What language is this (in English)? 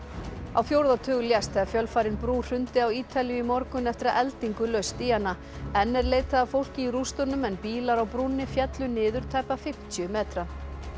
Icelandic